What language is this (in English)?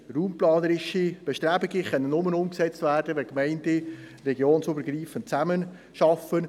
Swiss German